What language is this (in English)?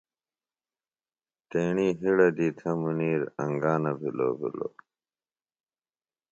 Phalura